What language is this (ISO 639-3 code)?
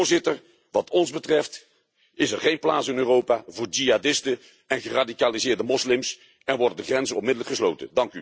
nld